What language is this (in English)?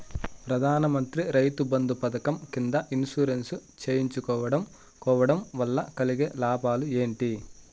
Telugu